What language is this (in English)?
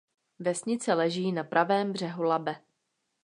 Czech